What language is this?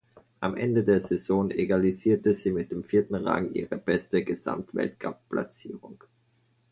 German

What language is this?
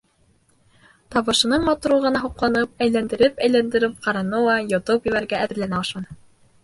Bashkir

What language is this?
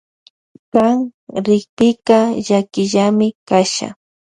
Loja Highland Quichua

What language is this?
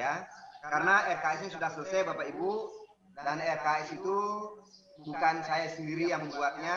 Indonesian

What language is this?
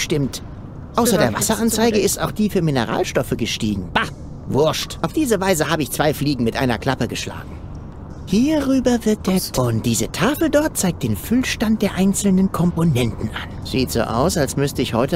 German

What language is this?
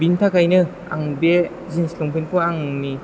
Bodo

